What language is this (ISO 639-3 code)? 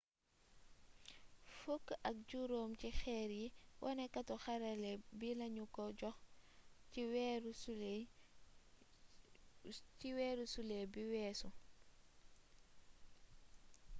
wol